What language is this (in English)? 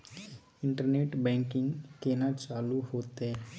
Maithili